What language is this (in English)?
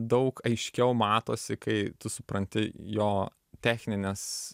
Lithuanian